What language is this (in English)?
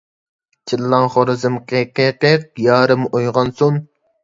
Uyghur